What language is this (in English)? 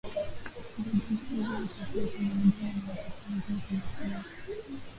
Swahili